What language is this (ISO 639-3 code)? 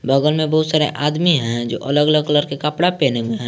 hin